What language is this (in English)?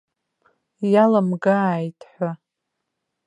Abkhazian